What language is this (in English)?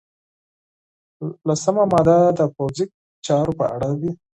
Pashto